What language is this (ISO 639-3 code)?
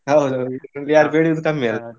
kan